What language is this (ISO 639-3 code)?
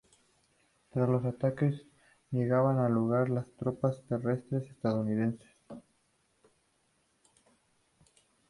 spa